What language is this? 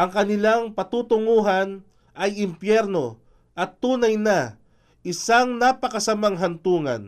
Filipino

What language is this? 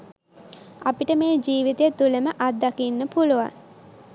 Sinhala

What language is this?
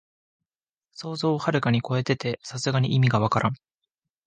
Japanese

